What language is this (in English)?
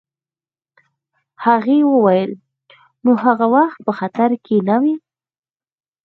Pashto